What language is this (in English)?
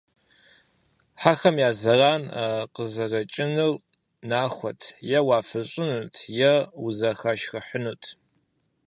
Kabardian